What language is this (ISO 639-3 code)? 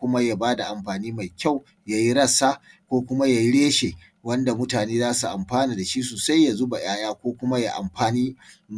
hau